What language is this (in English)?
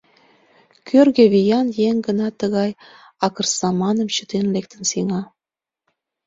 Mari